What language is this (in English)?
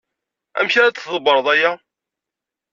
Kabyle